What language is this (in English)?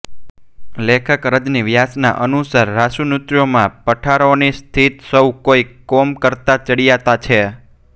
Gujarati